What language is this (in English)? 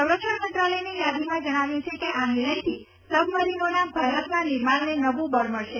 Gujarati